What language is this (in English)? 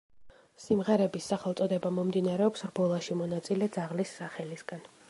Georgian